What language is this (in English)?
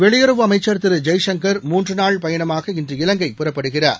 Tamil